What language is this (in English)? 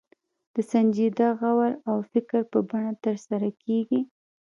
Pashto